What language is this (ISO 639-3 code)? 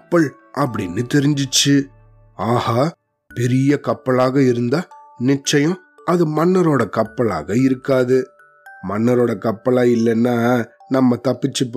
tam